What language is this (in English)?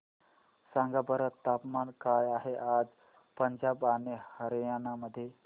Marathi